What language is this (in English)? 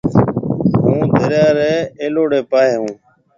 Marwari (Pakistan)